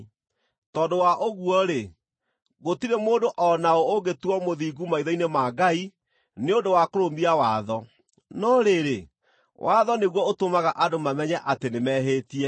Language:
Kikuyu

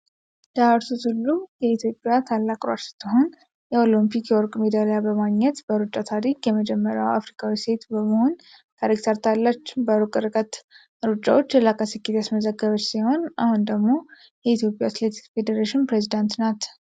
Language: Amharic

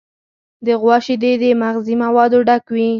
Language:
Pashto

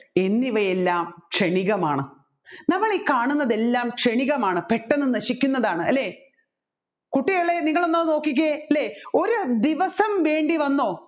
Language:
Malayalam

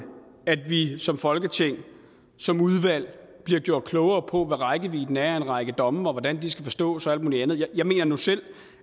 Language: Danish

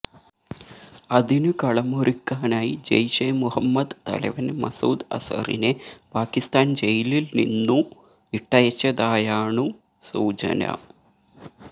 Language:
Malayalam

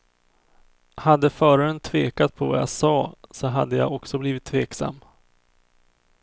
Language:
Swedish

